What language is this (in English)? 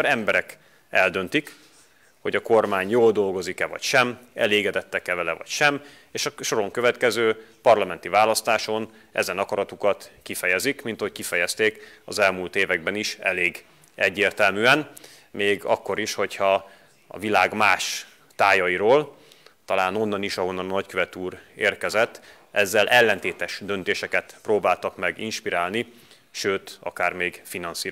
Hungarian